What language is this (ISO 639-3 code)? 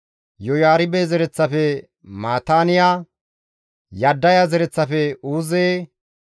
gmv